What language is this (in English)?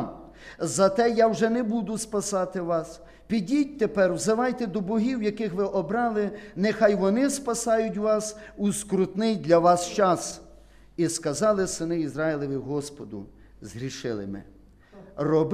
Ukrainian